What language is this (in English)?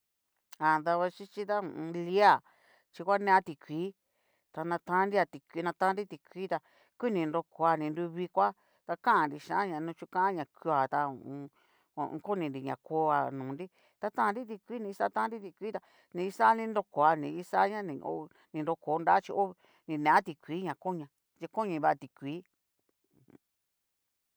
Cacaloxtepec Mixtec